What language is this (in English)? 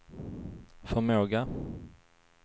Swedish